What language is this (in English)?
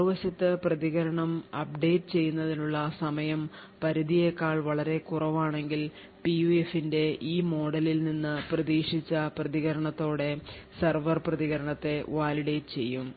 Malayalam